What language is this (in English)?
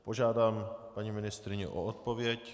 Czech